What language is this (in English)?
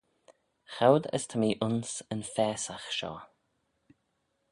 Manx